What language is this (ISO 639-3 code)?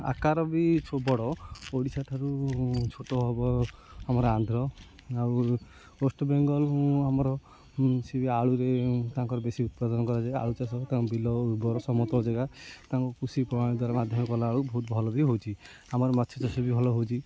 ori